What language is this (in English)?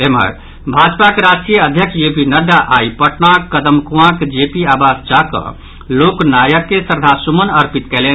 Maithili